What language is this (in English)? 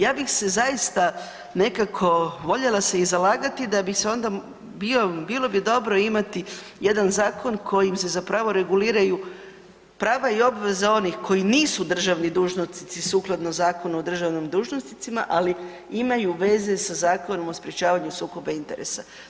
Croatian